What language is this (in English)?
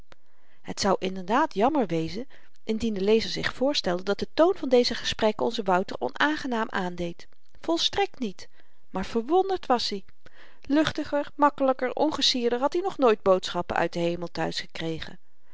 Dutch